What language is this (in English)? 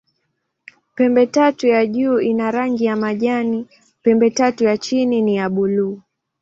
Swahili